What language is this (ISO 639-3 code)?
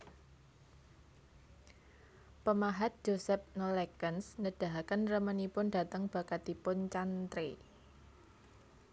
jav